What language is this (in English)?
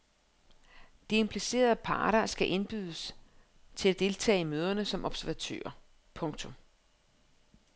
Danish